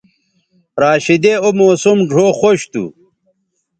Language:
Bateri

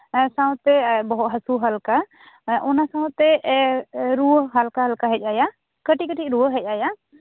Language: Santali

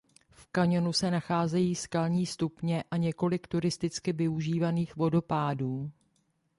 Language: Czech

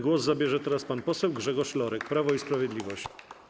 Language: Polish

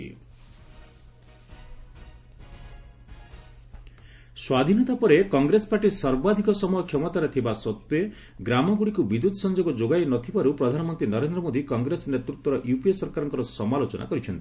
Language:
Odia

